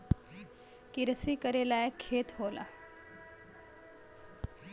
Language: Bhojpuri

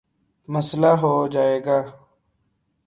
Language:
Urdu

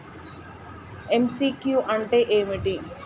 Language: Telugu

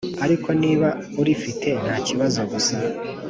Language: Kinyarwanda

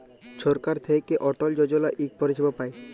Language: Bangla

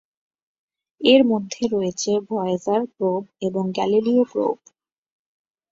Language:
Bangla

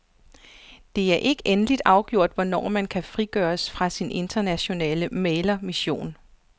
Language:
Danish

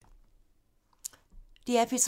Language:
Danish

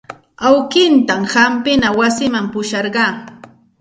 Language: Santa Ana de Tusi Pasco Quechua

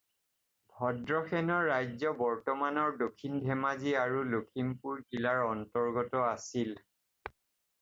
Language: Assamese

